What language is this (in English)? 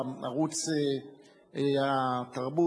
Hebrew